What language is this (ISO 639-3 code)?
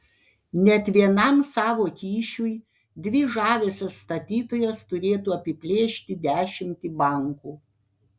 lit